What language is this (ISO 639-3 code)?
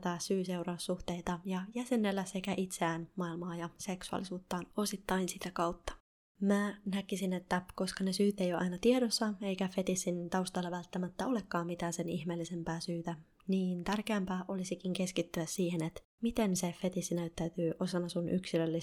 fin